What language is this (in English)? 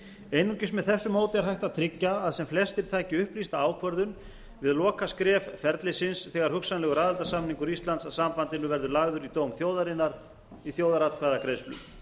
Icelandic